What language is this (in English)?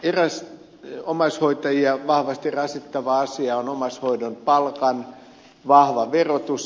Finnish